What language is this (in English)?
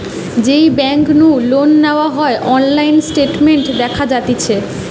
Bangla